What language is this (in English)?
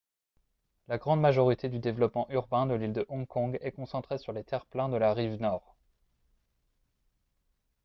French